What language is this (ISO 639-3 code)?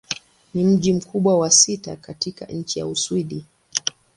swa